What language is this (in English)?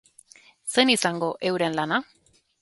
Basque